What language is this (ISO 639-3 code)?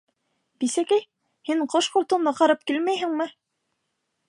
bak